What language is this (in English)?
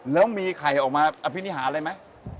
Thai